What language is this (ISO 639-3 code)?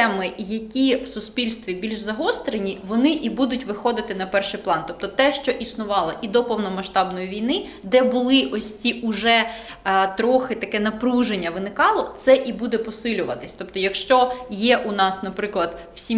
ukr